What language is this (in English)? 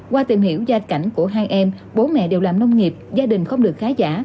Vietnamese